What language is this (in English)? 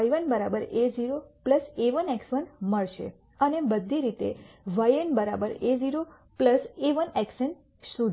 Gujarati